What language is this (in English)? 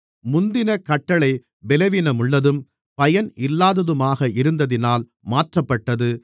Tamil